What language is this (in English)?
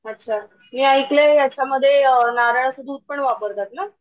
Marathi